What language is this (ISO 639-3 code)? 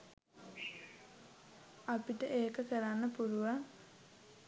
sin